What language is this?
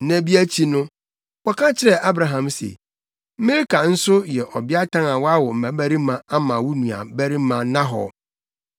Akan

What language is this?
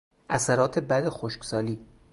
Persian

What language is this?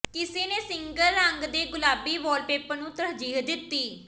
Punjabi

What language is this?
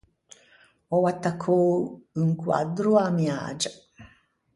Ligurian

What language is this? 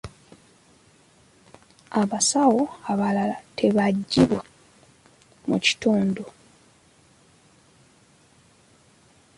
Ganda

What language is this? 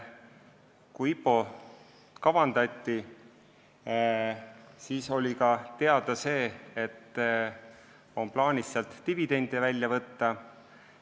Estonian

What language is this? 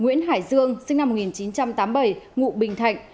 Vietnamese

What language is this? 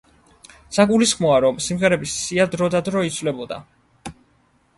Georgian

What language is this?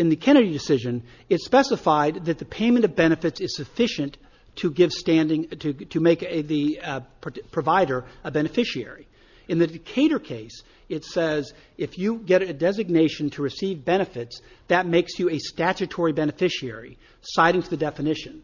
English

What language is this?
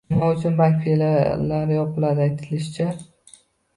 Uzbek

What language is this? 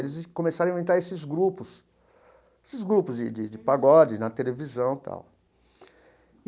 Portuguese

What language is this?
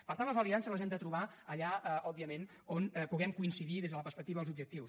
Catalan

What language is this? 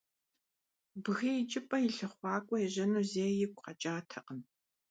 Kabardian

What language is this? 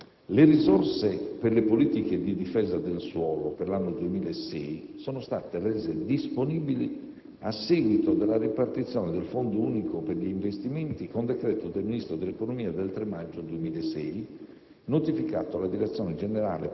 Italian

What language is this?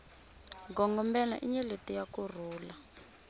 Tsonga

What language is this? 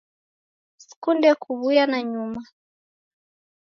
Taita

